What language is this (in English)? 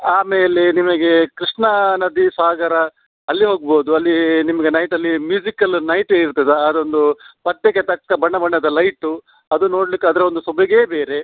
Kannada